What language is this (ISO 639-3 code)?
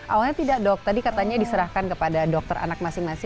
ind